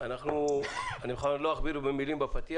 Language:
Hebrew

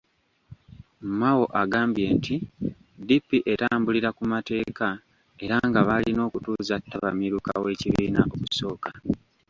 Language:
Ganda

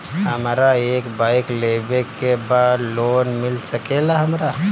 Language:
Bhojpuri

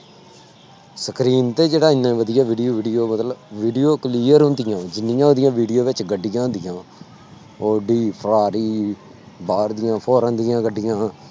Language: Punjabi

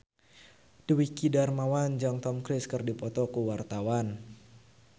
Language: Sundanese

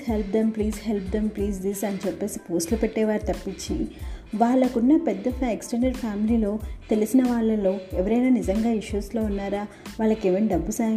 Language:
Telugu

